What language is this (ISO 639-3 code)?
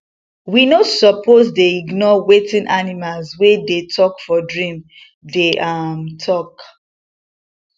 pcm